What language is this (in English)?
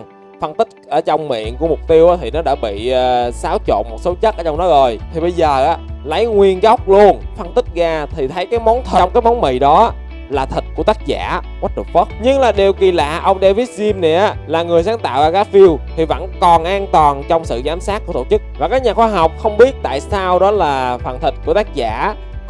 Vietnamese